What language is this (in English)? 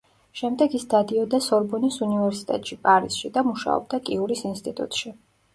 Georgian